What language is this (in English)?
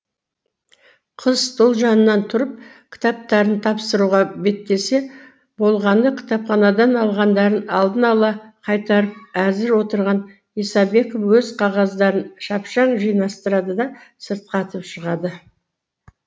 Kazakh